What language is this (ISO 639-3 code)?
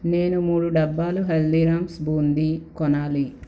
tel